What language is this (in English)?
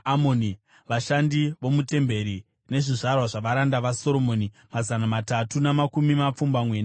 Shona